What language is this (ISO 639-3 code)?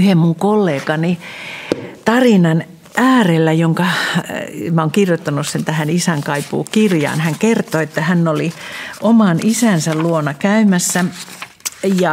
fin